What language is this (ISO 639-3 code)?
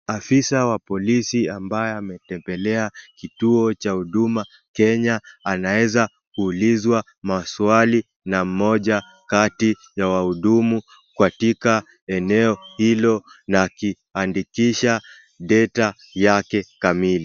swa